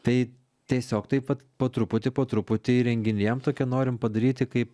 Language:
Lithuanian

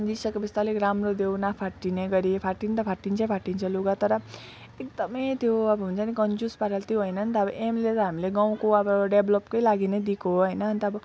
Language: Nepali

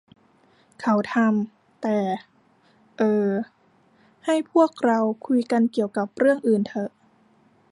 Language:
Thai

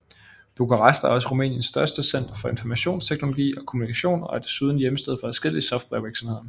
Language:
Danish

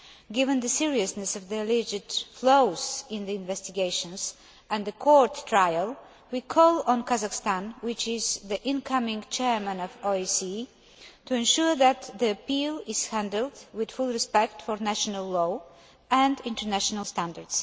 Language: English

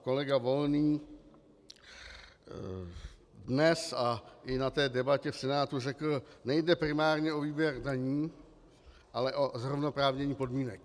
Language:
Czech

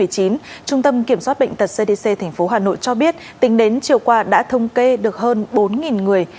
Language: Vietnamese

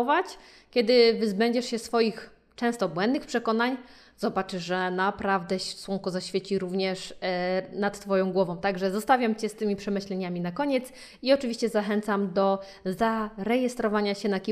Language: Polish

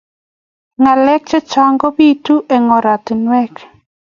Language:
Kalenjin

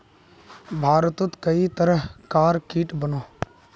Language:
Magahi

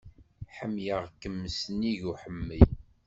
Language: Kabyle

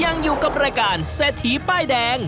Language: Thai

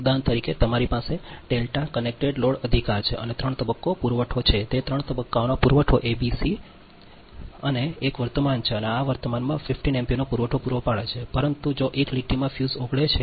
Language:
Gujarati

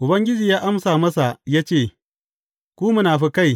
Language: Hausa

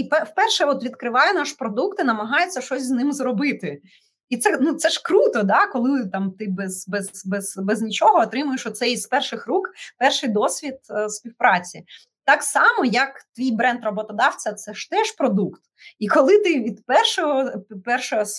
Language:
Ukrainian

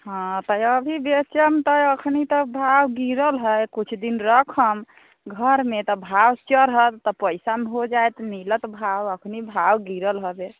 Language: Maithili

